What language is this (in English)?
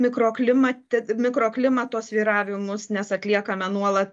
Lithuanian